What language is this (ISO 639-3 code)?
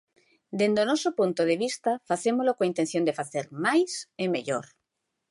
glg